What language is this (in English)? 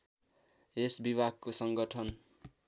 Nepali